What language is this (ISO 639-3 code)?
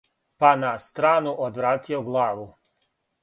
srp